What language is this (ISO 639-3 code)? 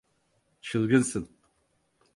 tur